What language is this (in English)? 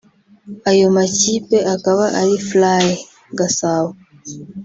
Kinyarwanda